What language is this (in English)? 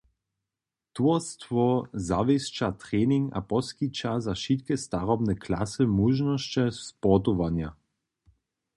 Upper Sorbian